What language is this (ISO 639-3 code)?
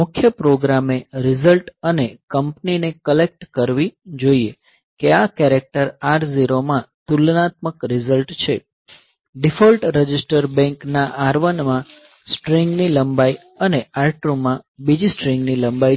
guj